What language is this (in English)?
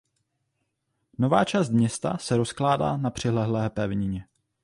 Czech